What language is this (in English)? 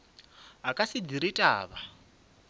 Northern Sotho